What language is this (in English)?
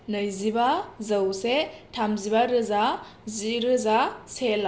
Bodo